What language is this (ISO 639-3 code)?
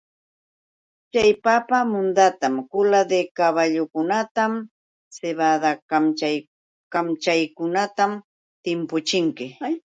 qux